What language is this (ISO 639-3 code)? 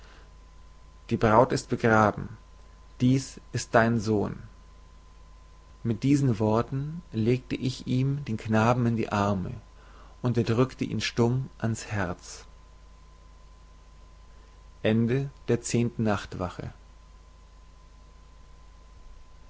deu